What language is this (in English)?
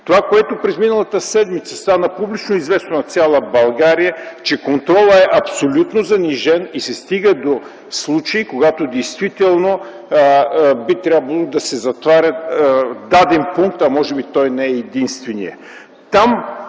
Bulgarian